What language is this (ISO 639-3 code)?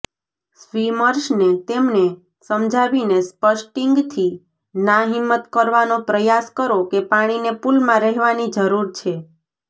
guj